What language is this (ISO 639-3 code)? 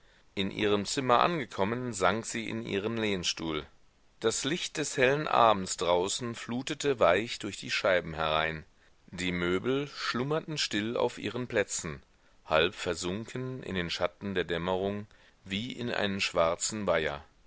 deu